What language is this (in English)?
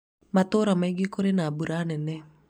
Kikuyu